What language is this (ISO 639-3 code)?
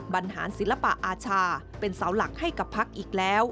tha